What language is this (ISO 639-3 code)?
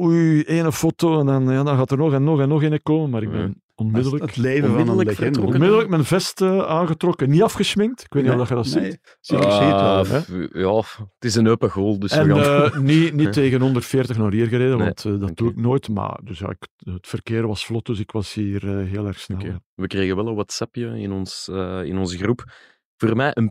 nld